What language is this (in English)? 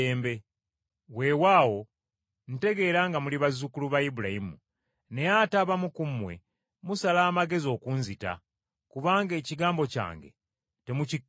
Ganda